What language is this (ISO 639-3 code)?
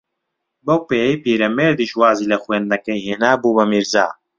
ckb